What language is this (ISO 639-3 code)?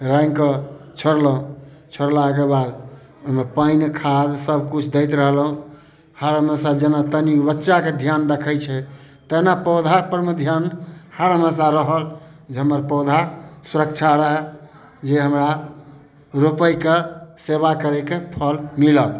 mai